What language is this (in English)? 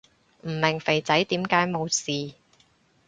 Cantonese